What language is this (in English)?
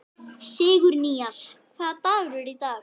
Icelandic